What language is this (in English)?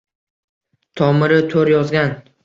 Uzbek